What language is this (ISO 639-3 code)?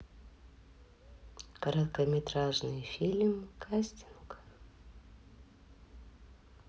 rus